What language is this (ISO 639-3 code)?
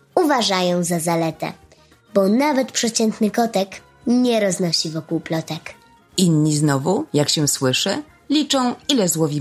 pol